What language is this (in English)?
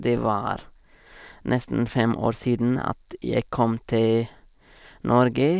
Norwegian